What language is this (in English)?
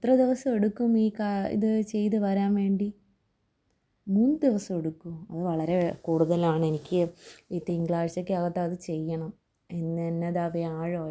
Malayalam